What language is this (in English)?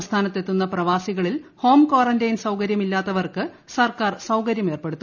Malayalam